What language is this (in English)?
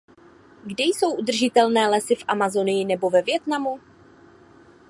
Czech